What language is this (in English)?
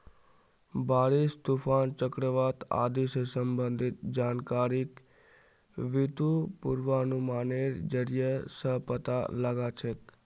Magahi